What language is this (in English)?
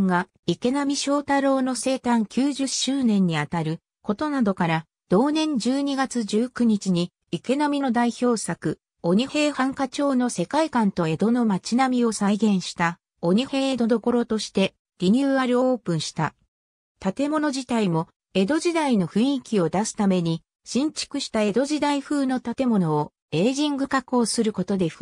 Japanese